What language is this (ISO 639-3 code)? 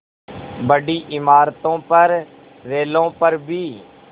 hin